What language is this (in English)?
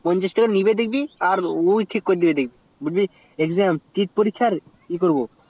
Bangla